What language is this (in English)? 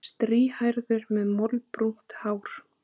Icelandic